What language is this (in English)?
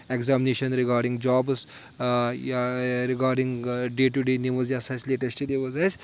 Kashmiri